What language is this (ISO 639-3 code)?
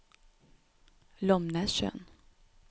nor